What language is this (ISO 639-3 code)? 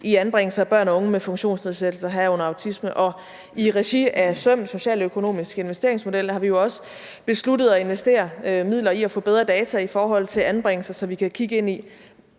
dan